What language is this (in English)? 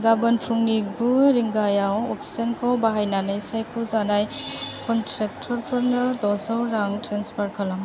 Bodo